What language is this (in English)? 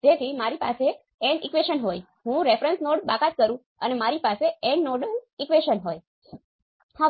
Gujarati